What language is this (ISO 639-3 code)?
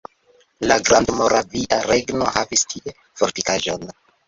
epo